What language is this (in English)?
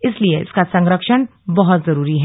Hindi